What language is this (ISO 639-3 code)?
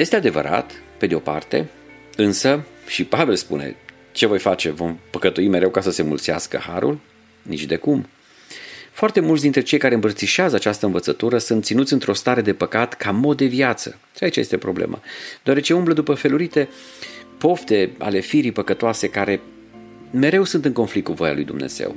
ron